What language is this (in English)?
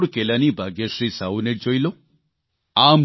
Gujarati